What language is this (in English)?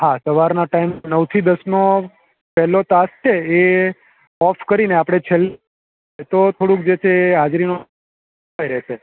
Gujarati